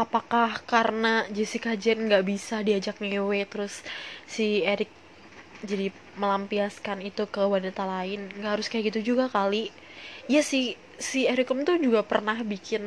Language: Indonesian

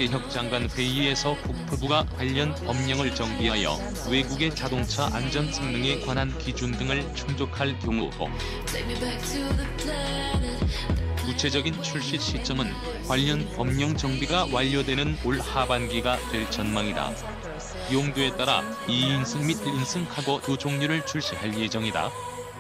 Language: Korean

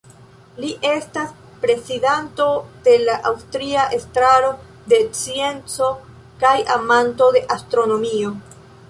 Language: Esperanto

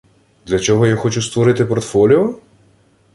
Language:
Ukrainian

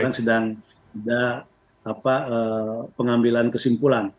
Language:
Indonesian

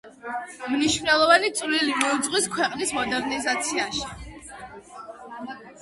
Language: Georgian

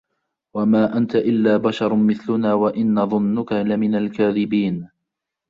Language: Arabic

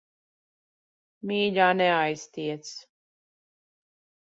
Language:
Latvian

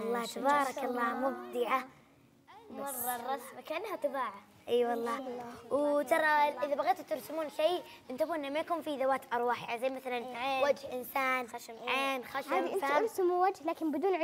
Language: Arabic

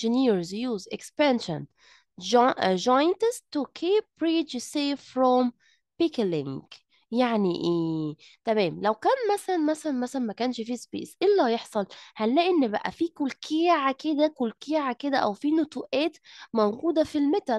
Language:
Arabic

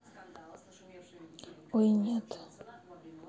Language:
Russian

